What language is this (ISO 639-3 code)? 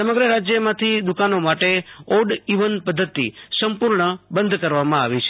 guj